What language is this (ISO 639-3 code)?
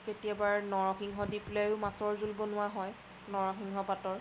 asm